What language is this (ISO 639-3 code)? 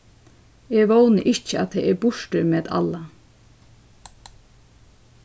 fao